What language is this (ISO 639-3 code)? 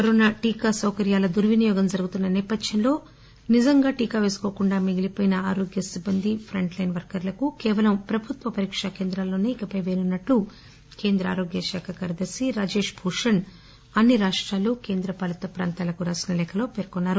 tel